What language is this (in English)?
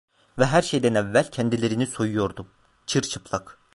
Turkish